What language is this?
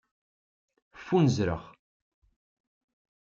Kabyle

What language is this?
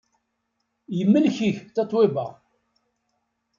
Kabyle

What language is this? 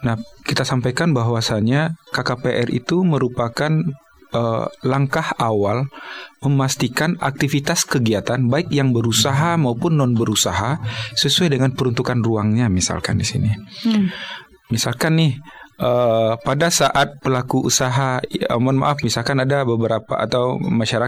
Indonesian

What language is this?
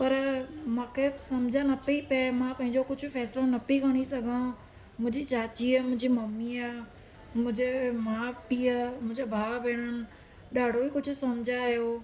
Sindhi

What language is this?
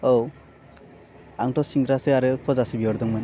Bodo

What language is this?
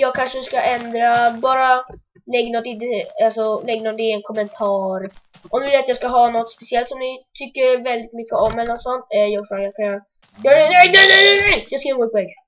Swedish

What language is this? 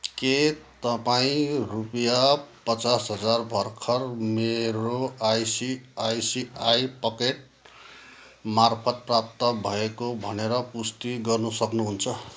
Nepali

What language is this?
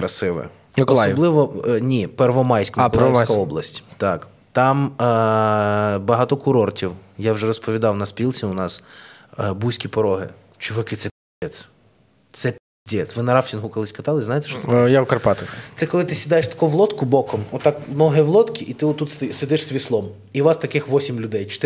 Ukrainian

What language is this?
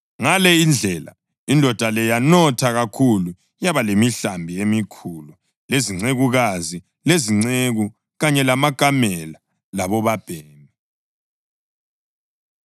North Ndebele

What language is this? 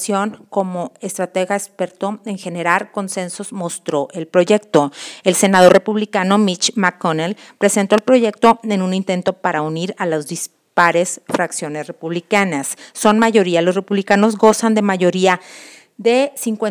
Spanish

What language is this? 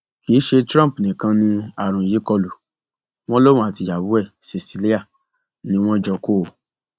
Yoruba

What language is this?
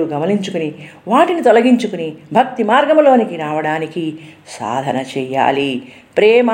Telugu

